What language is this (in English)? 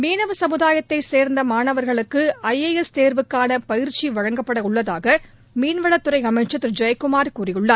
Tamil